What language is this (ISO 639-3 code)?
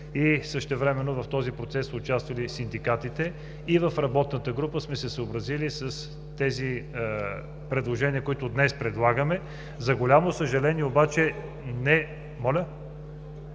bul